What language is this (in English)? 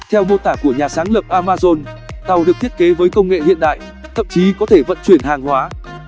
Vietnamese